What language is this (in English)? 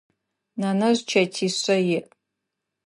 Adyghe